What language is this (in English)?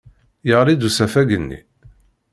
Kabyle